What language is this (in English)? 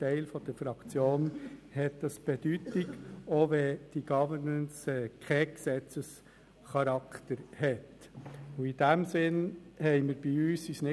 Swiss German